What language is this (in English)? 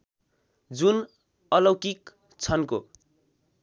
Nepali